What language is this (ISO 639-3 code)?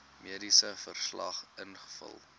afr